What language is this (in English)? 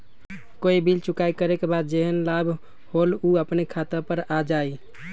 Magahi